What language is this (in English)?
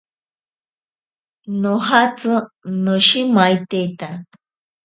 Ashéninka Perené